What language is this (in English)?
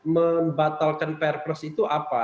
Indonesian